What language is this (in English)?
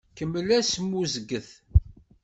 Kabyle